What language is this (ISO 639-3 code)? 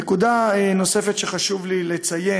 heb